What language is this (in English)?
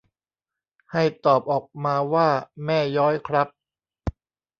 Thai